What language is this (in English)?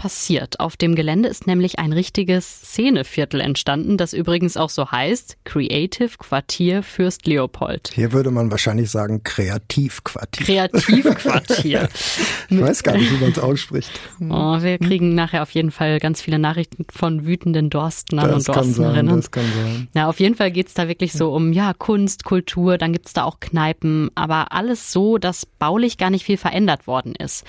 German